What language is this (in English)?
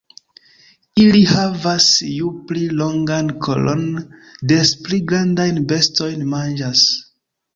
Esperanto